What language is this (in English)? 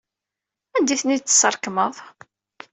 Kabyle